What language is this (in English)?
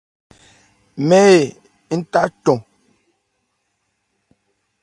Ebrié